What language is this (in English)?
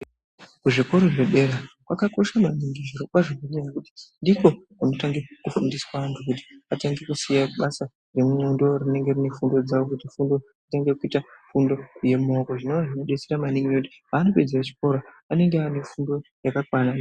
Ndau